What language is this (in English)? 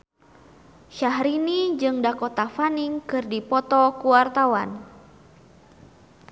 Sundanese